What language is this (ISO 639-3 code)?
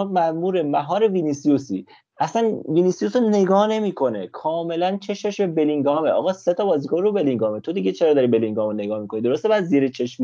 fas